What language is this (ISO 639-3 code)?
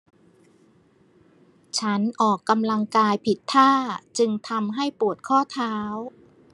tha